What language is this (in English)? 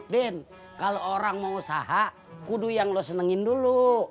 Indonesian